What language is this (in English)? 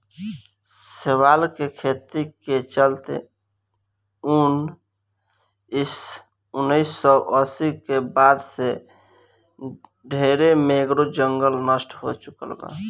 Bhojpuri